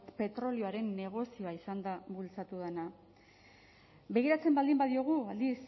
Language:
Basque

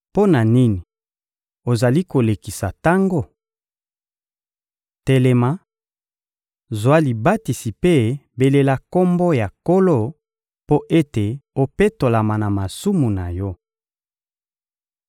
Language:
Lingala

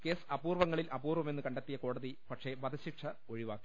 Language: Malayalam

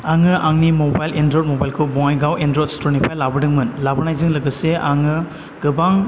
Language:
Bodo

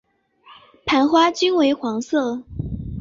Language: Chinese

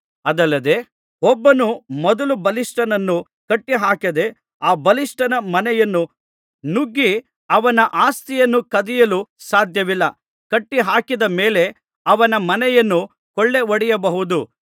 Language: Kannada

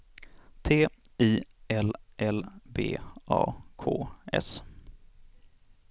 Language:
Swedish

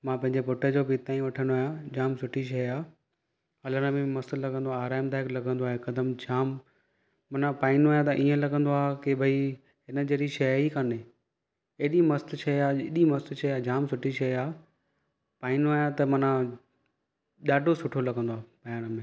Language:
Sindhi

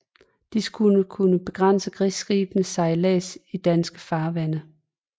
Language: Danish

